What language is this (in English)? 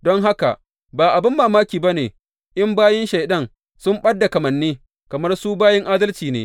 Hausa